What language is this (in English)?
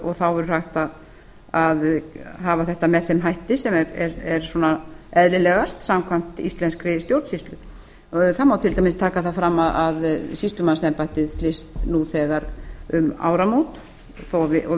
Icelandic